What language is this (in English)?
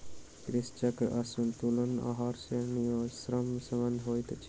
Maithili